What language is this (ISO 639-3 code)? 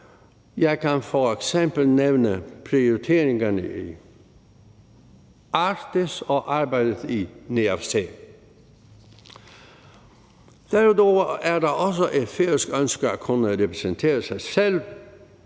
dan